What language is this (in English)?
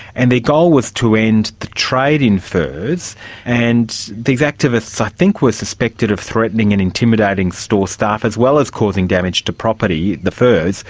English